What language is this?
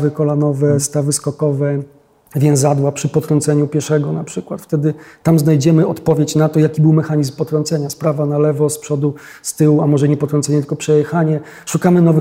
Polish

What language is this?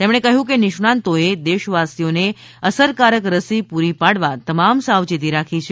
Gujarati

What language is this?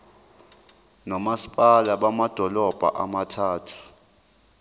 Zulu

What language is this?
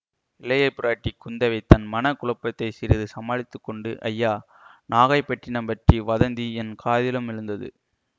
Tamil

